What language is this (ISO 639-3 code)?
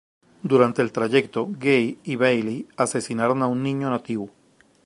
spa